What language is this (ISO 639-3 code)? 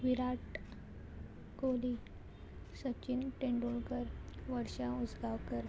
kok